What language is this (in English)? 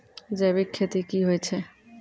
Maithili